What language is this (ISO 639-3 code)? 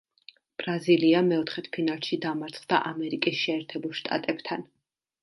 kat